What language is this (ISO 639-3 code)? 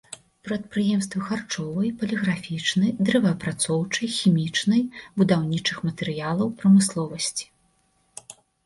bel